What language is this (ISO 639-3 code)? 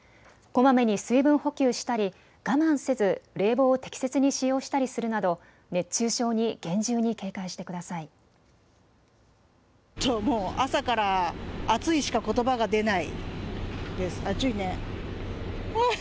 jpn